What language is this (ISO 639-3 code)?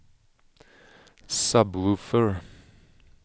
swe